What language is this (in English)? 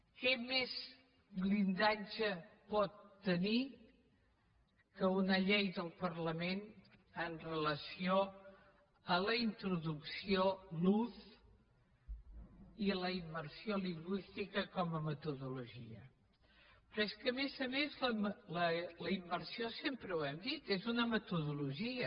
Catalan